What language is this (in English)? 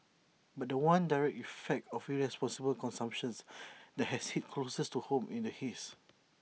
English